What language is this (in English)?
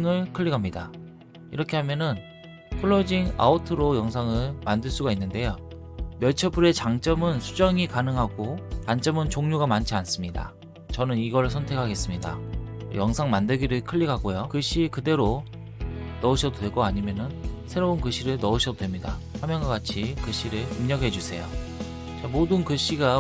Korean